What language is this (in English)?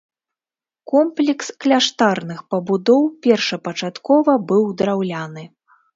Belarusian